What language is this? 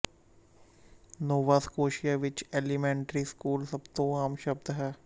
Punjabi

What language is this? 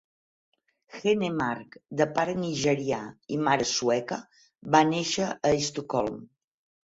Catalan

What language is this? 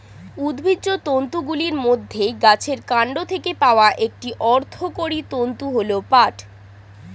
Bangla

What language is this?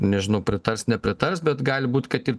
Lithuanian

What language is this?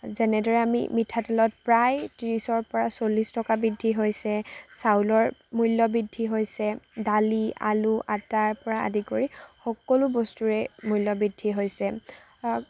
Assamese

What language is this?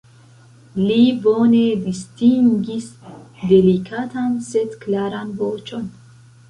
Esperanto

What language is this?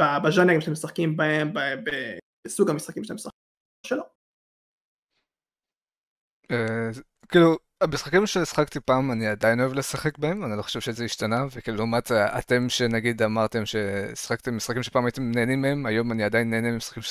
Hebrew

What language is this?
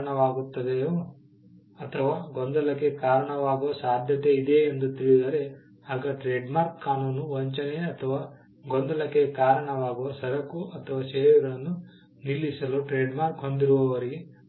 Kannada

